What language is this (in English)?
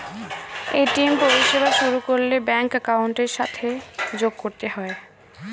Bangla